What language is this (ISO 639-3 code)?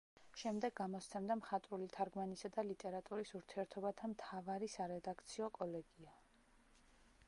kat